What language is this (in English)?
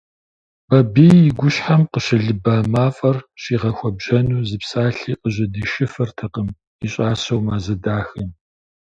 Kabardian